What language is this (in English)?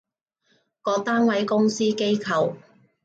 Cantonese